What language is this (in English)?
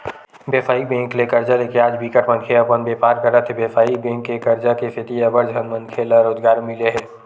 Chhattisgarhi